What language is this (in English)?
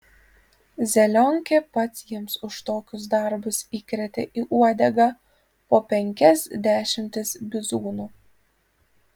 Lithuanian